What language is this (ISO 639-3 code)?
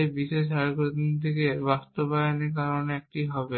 ben